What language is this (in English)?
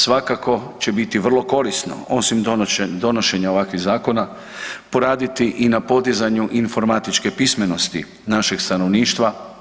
Croatian